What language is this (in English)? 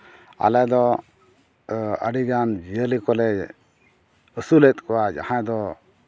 Santali